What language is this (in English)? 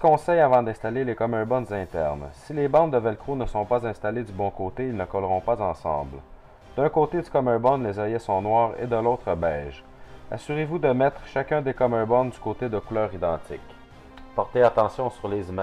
French